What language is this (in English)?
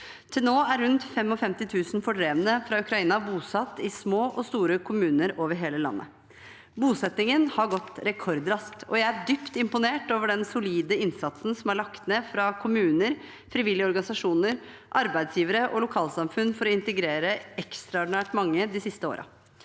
Norwegian